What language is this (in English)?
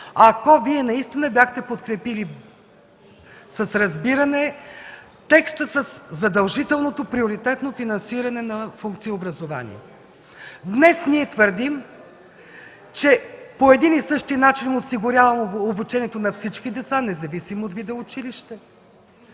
Bulgarian